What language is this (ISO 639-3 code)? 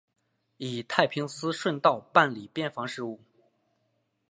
zho